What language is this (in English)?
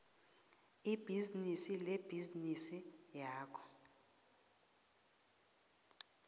South Ndebele